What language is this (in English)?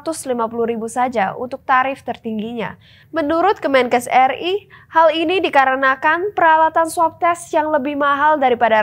Indonesian